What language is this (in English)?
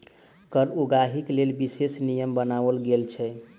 Maithili